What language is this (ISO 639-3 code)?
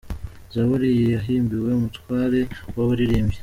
kin